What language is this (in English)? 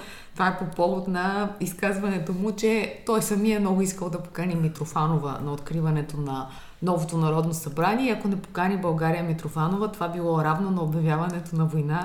Bulgarian